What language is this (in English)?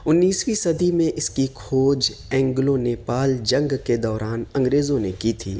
Urdu